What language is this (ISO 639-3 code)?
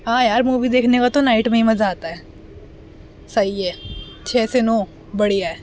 urd